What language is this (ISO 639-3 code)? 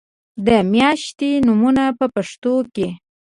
pus